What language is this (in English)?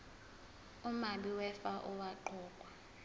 Zulu